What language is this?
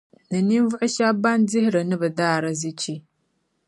Dagbani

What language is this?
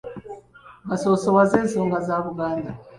Ganda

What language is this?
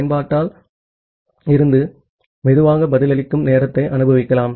Tamil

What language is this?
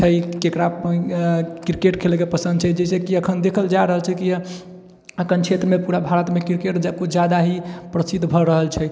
Maithili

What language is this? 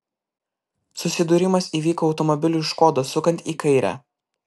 Lithuanian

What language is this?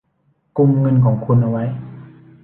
Thai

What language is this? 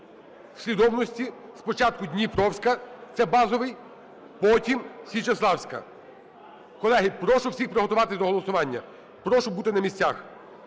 Ukrainian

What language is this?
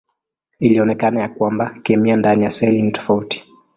Swahili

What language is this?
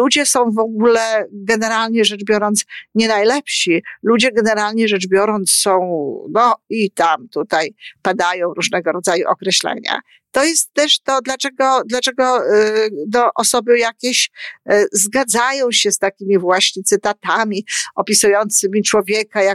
Polish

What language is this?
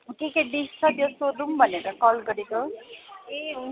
Nepali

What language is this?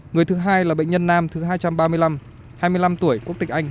Vietnamese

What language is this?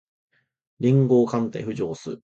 Japanese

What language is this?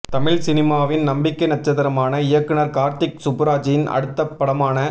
Tamil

